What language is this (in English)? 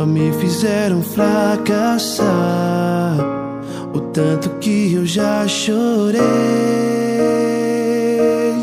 Portuguese